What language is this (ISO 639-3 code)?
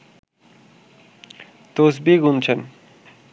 ben